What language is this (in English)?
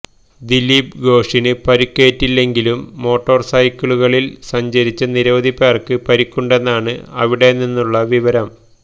Malayalam